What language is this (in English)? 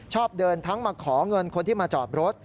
Thai